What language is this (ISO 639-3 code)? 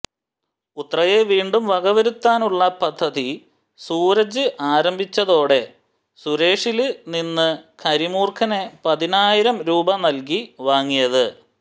mal